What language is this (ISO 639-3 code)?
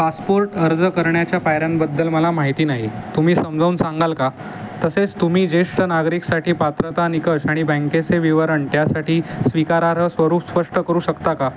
mar